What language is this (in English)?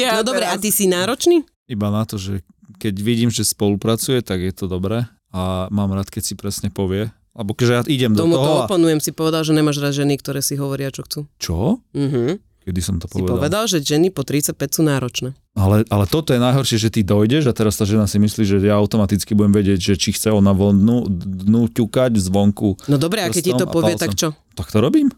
Slovak